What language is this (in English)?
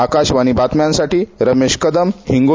Marathi